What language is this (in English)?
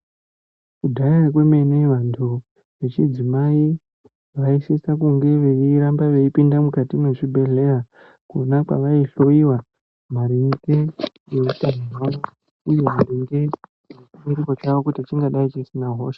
Ndau